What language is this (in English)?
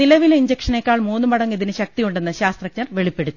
Malayalam